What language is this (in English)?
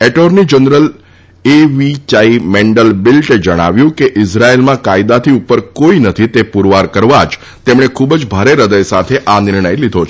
Gujarati